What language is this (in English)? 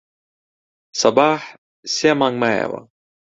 Central Kurdish